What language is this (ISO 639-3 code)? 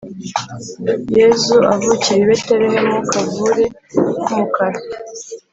kin